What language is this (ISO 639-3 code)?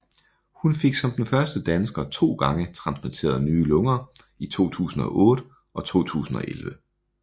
dan